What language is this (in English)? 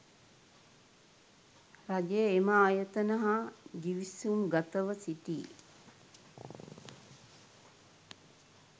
Sinhala